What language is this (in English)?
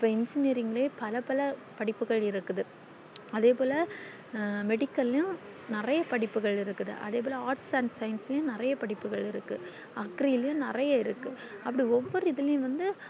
Tamil